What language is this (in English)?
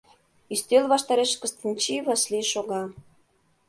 Mari